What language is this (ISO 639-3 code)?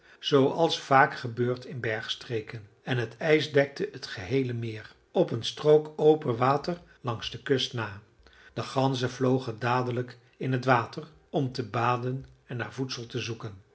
nld